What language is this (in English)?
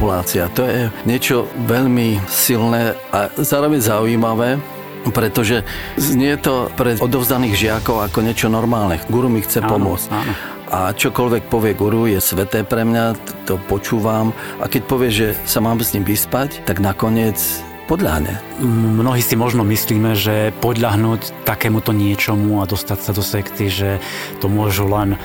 Slovak